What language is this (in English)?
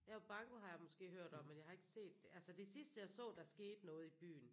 Danish